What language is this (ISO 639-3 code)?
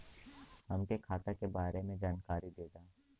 bho